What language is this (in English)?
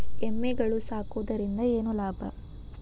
Kannada